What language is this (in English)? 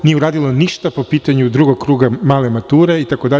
Serbian